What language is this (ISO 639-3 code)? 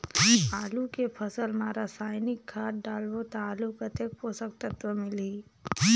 hne